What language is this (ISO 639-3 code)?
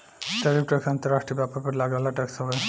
bho